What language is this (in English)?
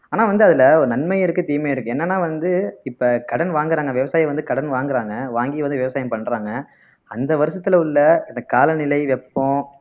Tamil